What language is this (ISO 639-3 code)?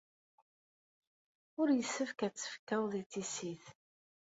kab